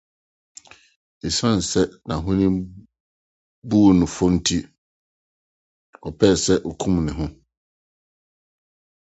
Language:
Akan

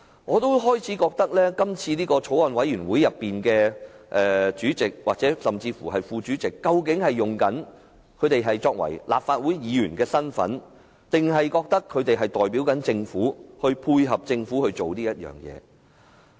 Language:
Cantonese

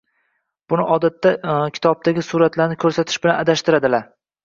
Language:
Uzbek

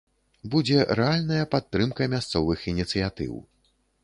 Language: Belarusian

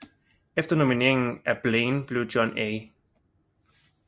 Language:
Danish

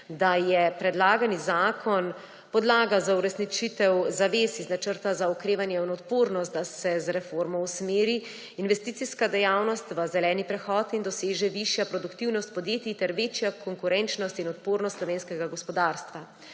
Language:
Slovenian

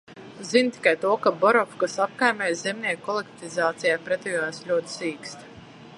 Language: Latvian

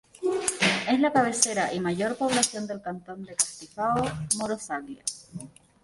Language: Spanish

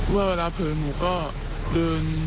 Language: Thai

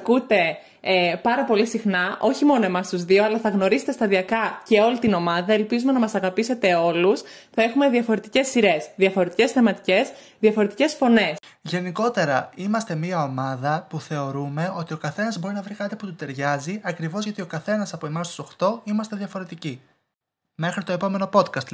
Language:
Greek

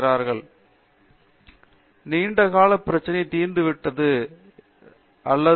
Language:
Tamil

